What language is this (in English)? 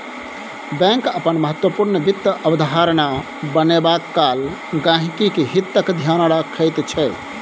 Maithili